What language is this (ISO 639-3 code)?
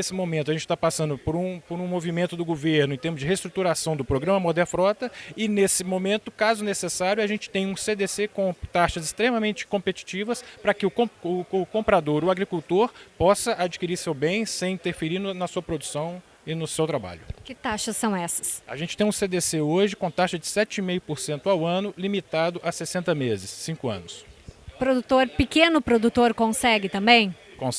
por